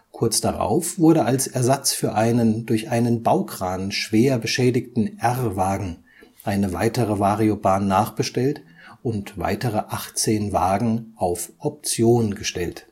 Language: German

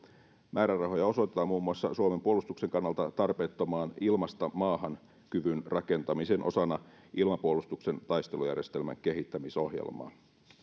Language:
Finnish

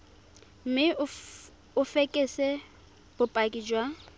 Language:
Tswana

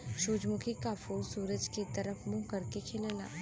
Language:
Bhojpuri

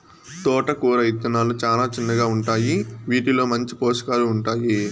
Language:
Telugu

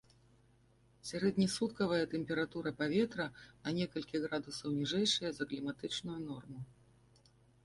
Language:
Belarusian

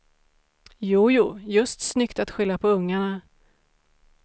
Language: Swedish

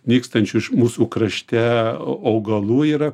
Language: Lithuanian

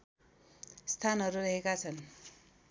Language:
Nepali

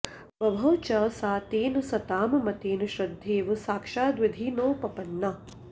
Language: Sanskrit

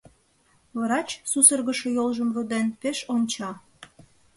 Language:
Mari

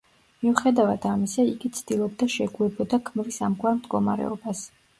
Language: Georgian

